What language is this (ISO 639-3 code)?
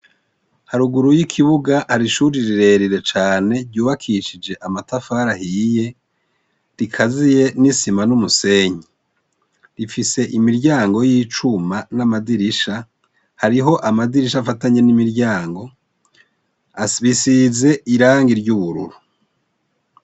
run